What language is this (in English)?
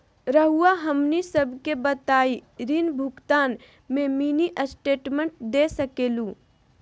Magahi